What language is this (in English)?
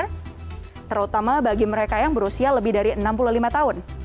Indonesian